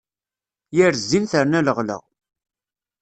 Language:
Kabyle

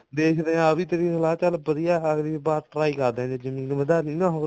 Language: Punjabi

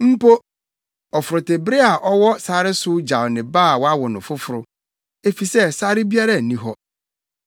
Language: Akan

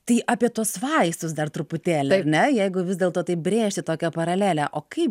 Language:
Lithuanian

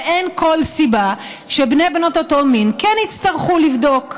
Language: Hebrew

